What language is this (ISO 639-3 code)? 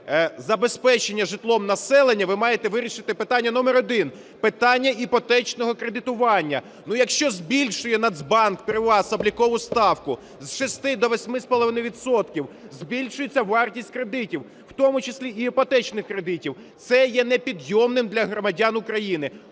ukr